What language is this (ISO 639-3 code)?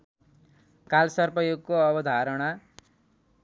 nep